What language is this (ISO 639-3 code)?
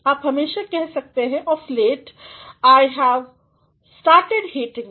hin